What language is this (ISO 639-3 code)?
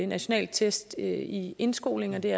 dan